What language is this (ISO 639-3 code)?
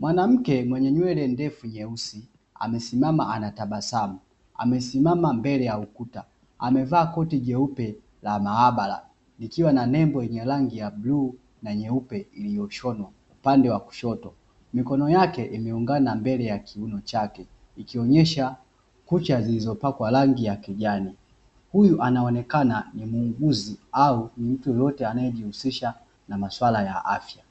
swa